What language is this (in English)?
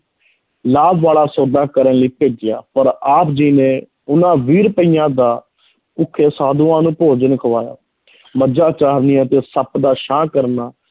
Punjabi